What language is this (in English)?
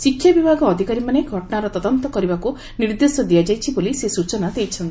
Odia